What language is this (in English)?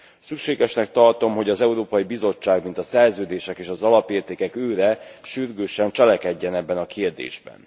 Hungarian